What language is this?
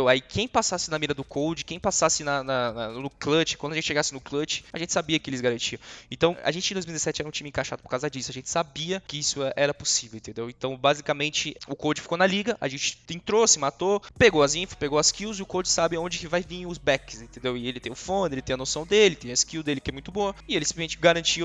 Portuguese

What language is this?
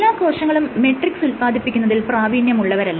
Malayalam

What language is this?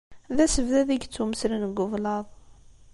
Kabyle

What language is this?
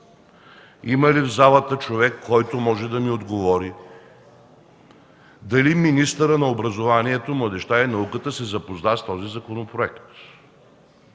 Bulgarian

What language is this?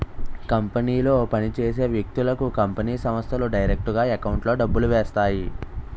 Telugu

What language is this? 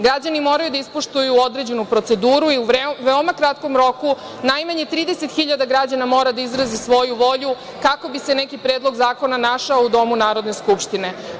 Serbian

